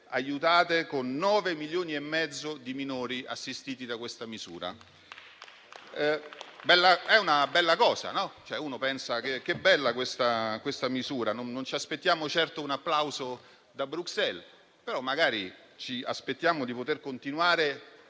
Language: Italian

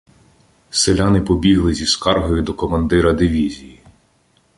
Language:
Ukrainian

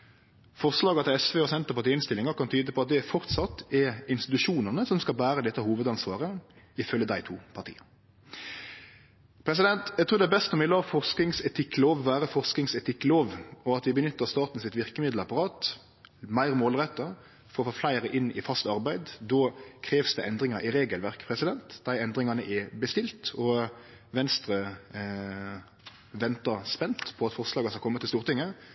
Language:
Norwegian Nynorsk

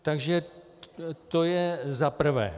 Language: Czech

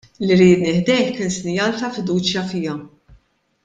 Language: Maltese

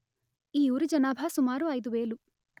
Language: Telugu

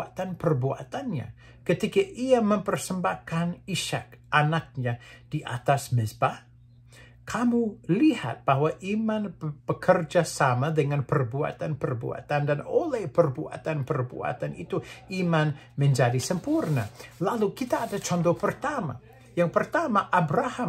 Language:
Indonesian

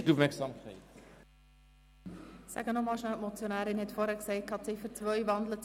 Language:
Swiss German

